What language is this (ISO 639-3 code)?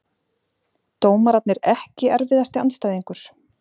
isl